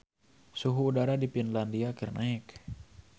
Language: Sundanese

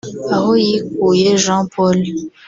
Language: Kinyarwanda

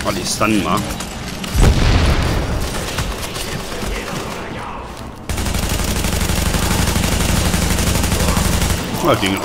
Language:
German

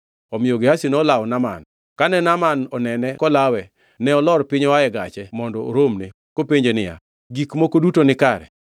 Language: Luo (Kenya and Tanzania)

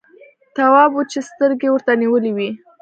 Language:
Pashto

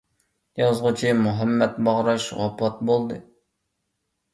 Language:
Uyghur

